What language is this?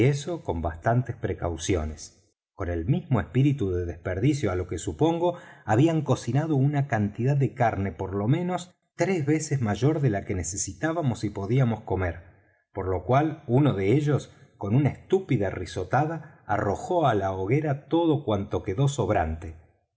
Spanish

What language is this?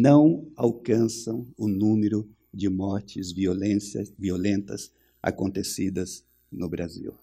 Portuguese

